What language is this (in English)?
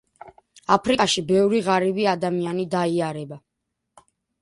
Georgian